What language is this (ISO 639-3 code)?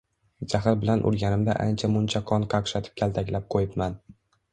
uzb